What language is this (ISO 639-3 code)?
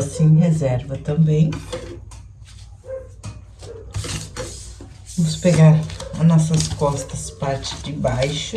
por